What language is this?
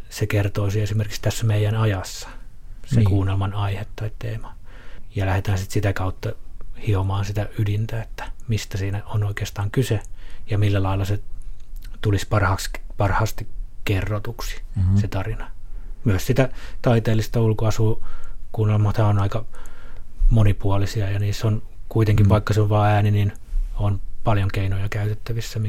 Finnish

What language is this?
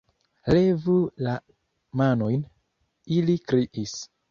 Esperanto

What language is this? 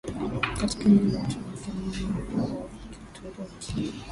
Swahili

